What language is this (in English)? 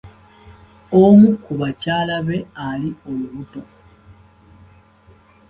Ganda